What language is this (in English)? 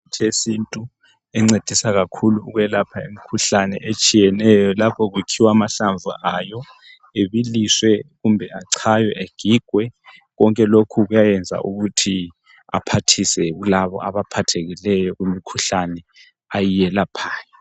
North Ndebele